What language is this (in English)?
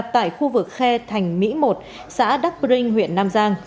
Vietnamese